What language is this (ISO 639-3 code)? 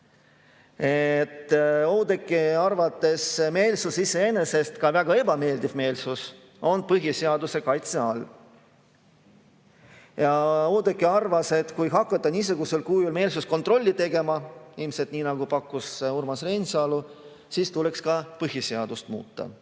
est